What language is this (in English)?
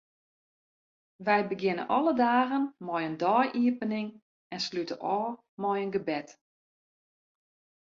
Western Frisian